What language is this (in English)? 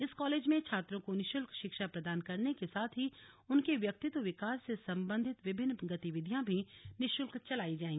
Hindi